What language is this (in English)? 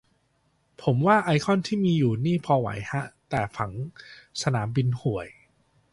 Thai